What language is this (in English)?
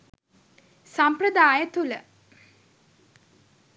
Sinhala